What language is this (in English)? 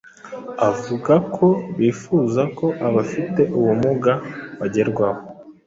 Kinyarwanda